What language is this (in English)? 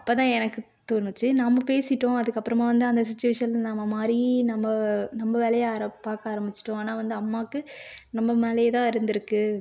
Tamil